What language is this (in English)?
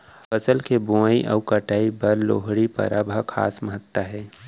Chhattisgarhi